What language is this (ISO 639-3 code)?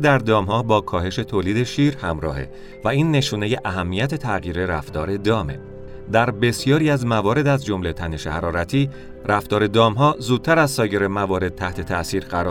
fas